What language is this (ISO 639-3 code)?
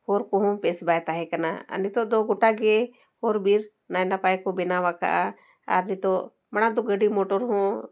sat